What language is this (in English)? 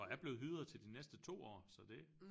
Danish